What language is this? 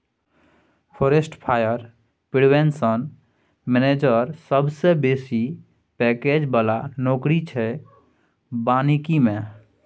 Maithili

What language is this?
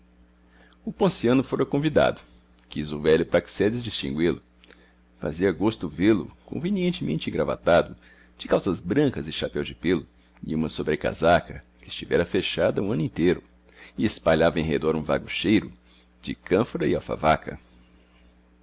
Portuguese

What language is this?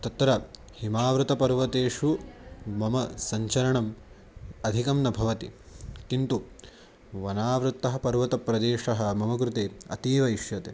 Sanskrit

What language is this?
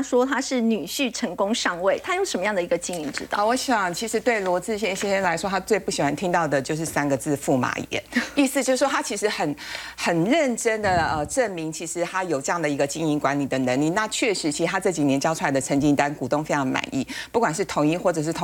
Chinese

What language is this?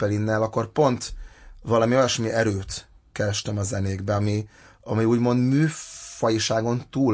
Hungarian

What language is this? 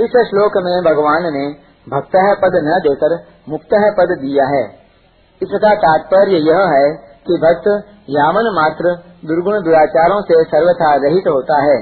Hindi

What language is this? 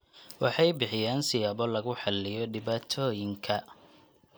Somali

